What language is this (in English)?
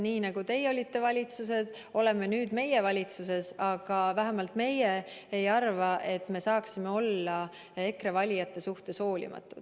Estonian